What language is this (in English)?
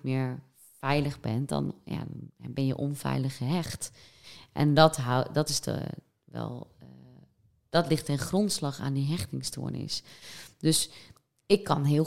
Dutch